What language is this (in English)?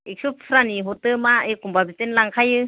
Bodo